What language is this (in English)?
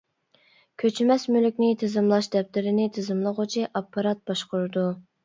Uyghur